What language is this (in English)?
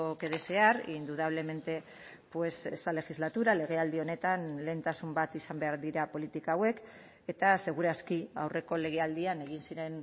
Basque